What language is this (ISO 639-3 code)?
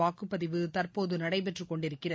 tam